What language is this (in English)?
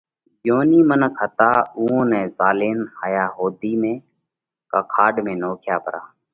Parkari Koli